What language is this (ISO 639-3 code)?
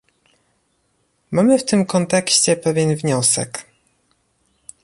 pol